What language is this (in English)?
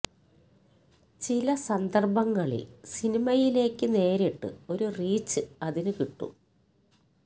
Malayalam